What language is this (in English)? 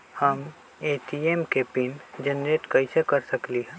Magahi